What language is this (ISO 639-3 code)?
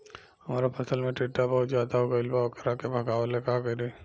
bho